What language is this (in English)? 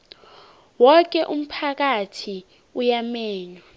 South Ndebele